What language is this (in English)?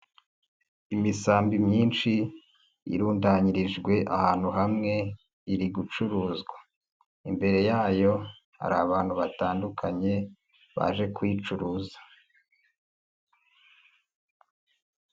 Kinyarwanda